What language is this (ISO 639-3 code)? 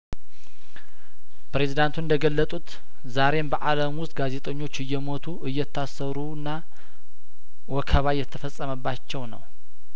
amh